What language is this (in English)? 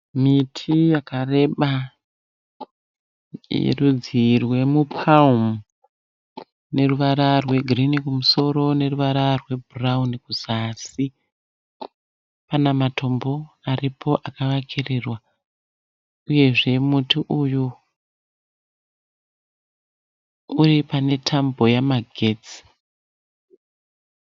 Shona